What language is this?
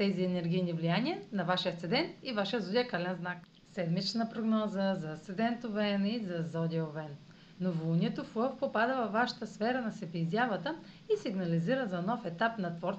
Bulgarian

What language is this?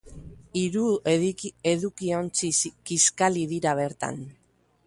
Basque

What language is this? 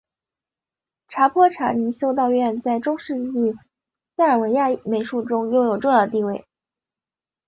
Chinese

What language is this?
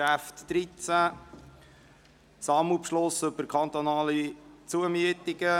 Swiss German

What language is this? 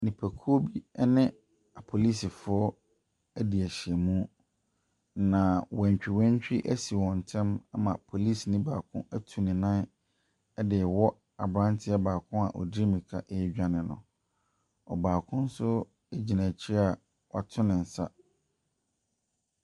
Akan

